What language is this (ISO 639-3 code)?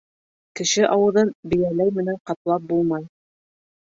bak